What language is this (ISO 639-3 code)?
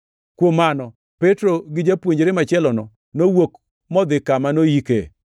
luo